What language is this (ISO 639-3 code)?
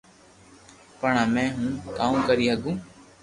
lrk